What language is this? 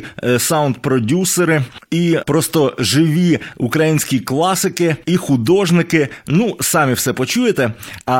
Ukrainian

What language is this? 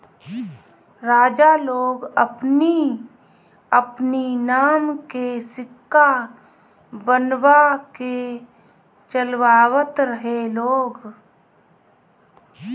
Bhojpuri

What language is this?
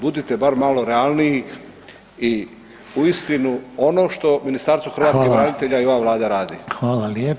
Croatian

